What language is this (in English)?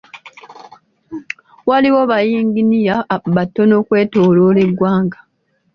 Ganda